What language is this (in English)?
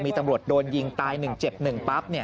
Thai